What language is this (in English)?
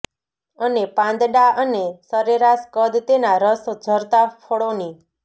Gujarati